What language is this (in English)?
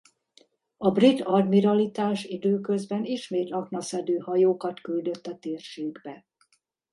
Hungarian